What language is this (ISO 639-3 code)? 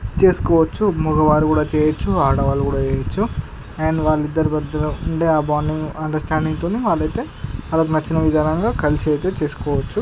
tel